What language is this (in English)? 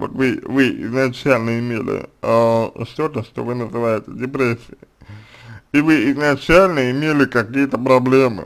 Russian